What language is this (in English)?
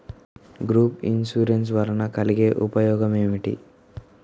Telugu